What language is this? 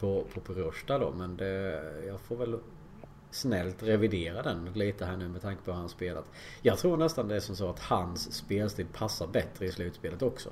Swedish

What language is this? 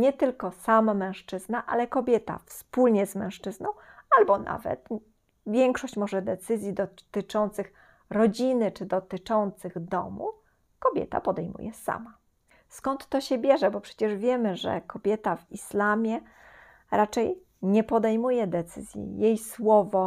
Polish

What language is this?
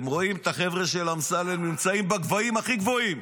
Hebrew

